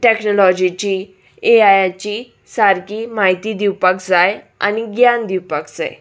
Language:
Konkani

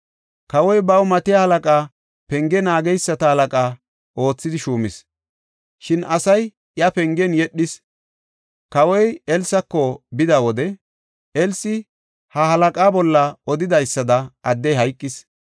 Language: Gofa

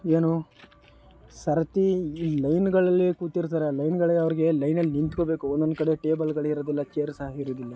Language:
Kannada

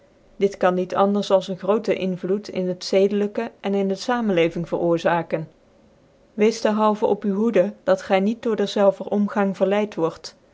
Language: Dutch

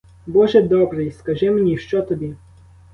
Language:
Ukrainian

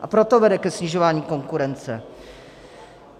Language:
Czech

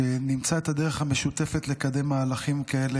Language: Hebrew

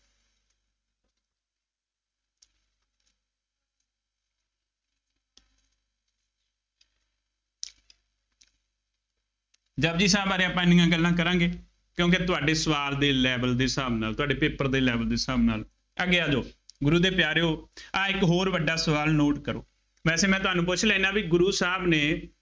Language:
Punjabi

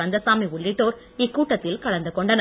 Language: Tamil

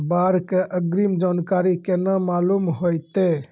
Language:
Maithili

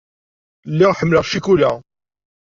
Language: Kabyle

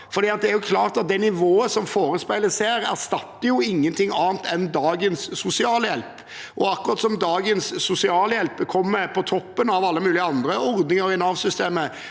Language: Norwegian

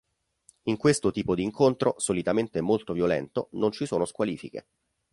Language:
Italian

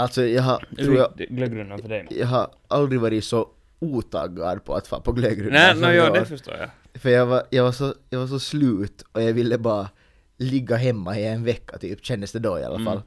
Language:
Swedish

